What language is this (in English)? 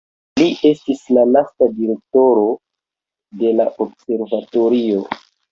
Esperanto